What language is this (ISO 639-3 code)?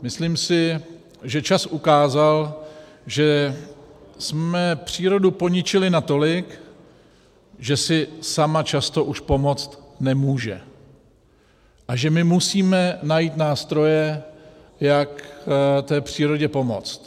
ces